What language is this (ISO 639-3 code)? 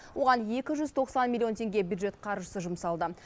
kaz